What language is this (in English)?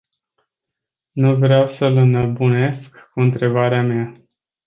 Romanian